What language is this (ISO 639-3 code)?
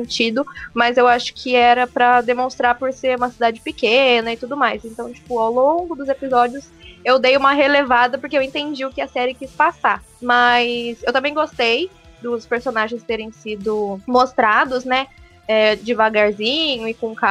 por